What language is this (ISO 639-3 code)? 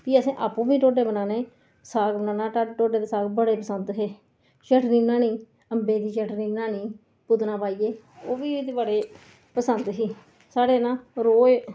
doi